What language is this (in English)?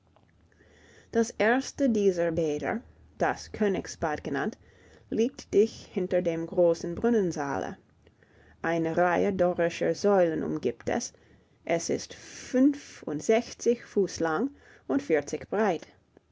German